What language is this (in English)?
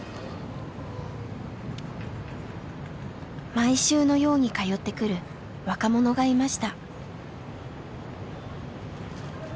Japanese